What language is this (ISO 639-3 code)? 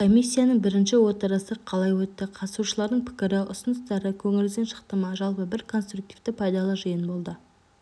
kaz